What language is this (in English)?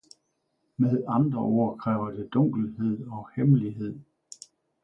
Danish